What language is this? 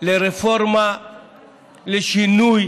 Hebrew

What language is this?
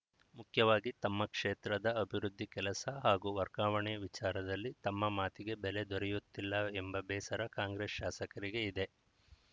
Kannada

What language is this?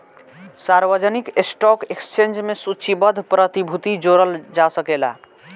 Bhojpuri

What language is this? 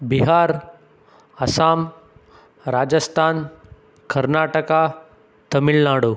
Kannada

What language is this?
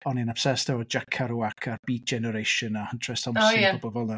Welsh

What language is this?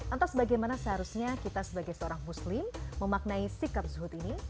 Indonesian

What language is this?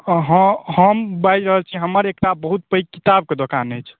Maithili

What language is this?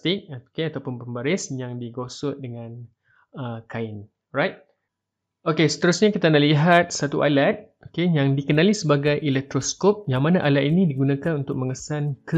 Malay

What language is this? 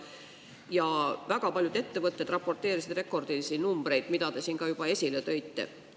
Estonian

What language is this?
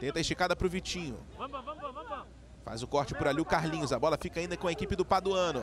Portuguese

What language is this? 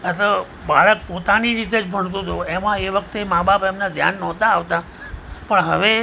Gujarati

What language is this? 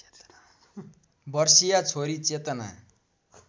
Nepali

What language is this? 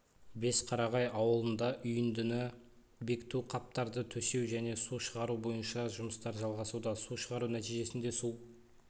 Kazakh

